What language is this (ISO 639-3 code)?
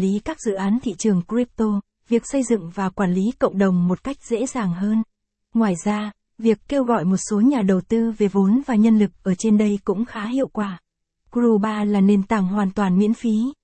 vie